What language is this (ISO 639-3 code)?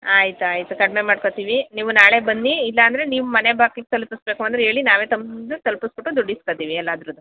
kan